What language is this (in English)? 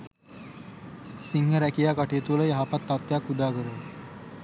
Sinhala